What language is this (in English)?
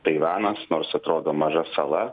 Lithuanian